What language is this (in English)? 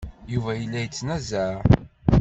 Kabyle